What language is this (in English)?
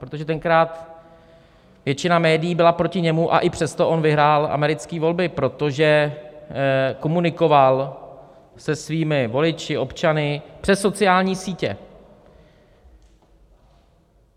Czech